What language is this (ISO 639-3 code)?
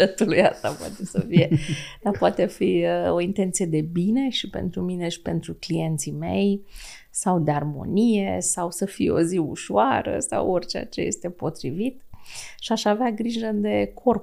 ron